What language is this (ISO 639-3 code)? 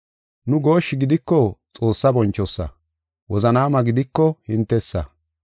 gof